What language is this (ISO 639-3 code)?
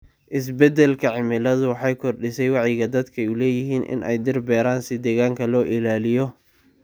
som